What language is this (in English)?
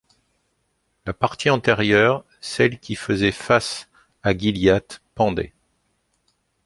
French